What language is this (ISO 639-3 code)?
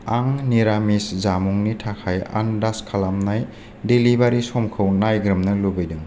brx